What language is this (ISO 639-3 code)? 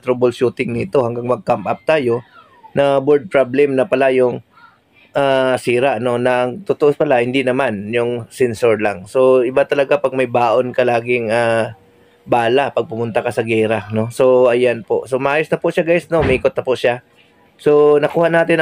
fil